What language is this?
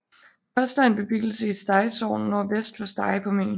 Danish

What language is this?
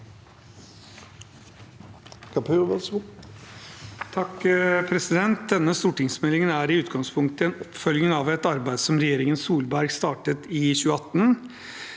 Norwegian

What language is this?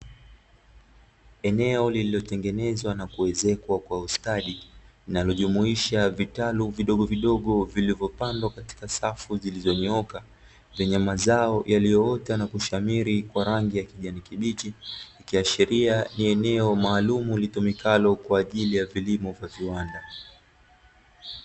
Swahili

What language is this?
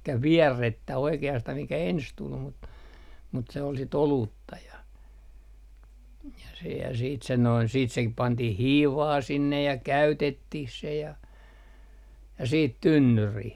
Finnish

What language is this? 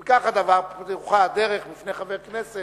Hebrew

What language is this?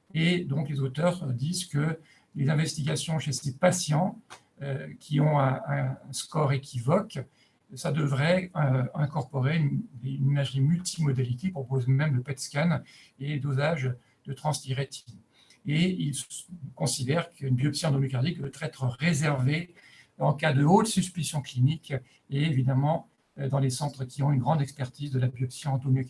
French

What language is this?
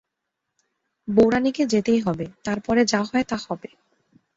Bangla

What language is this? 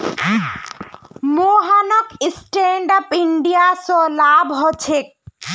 Magahi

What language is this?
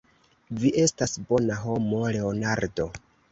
Esperanto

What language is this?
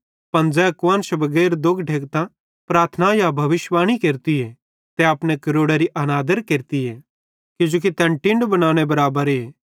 Bhadrawahi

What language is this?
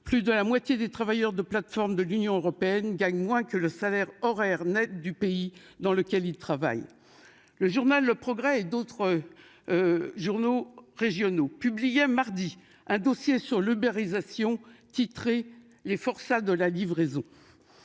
French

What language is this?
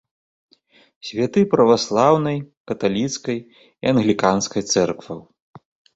Belarusian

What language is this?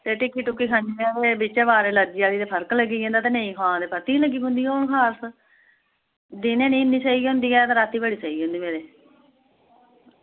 Dogri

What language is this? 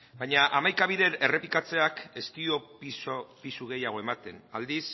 Basque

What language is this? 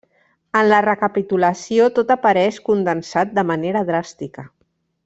Catalan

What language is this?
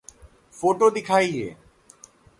Hindi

